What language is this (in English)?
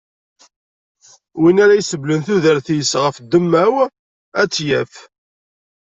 Kabyle